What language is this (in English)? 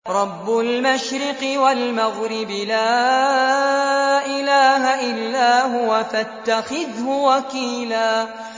Arabic